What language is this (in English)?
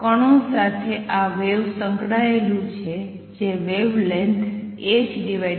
Gujarati